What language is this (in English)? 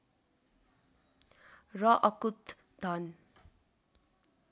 Nepali